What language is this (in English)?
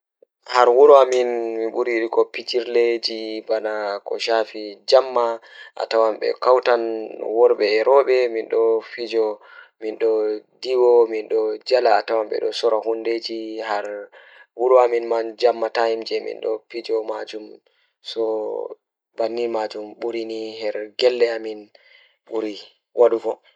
Fula